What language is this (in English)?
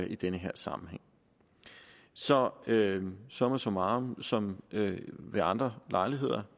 Danish